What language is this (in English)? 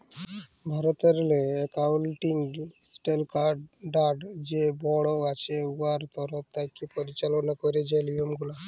Bangla